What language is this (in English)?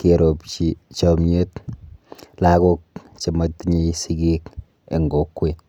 Kalenjin